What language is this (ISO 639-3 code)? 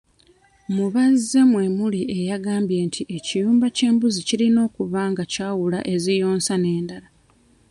lug